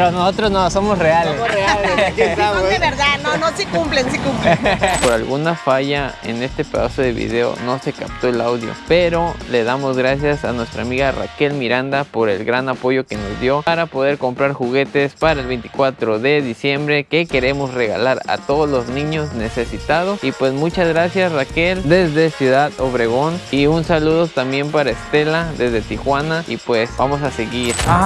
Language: Spanish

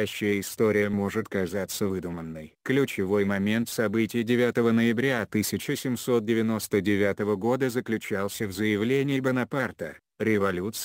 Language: Russian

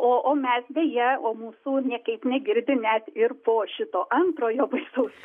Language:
Lithuanian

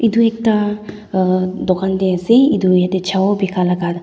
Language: Naga Pidgin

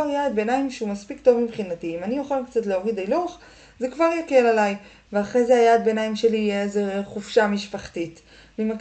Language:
Hebrew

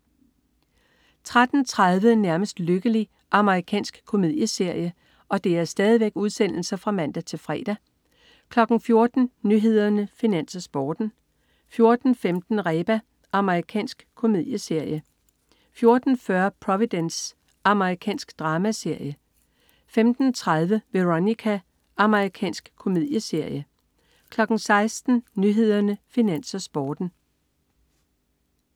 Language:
Danish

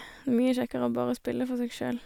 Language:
Norwegian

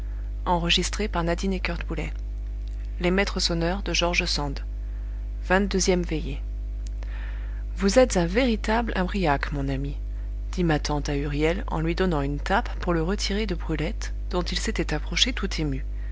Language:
French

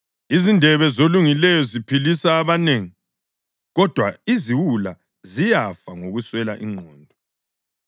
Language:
North Ndebele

